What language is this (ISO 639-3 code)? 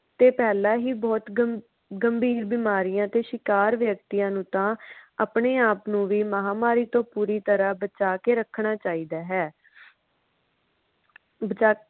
pan